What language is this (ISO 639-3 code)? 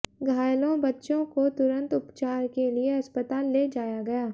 hin